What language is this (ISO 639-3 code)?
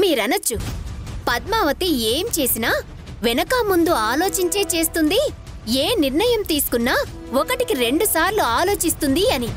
tel